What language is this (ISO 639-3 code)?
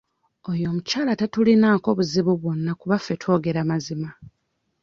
lug